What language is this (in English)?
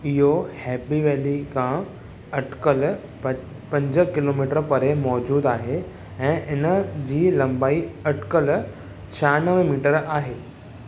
Sindhi